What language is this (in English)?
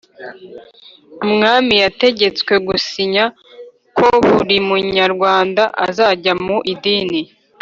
Kinyarwanda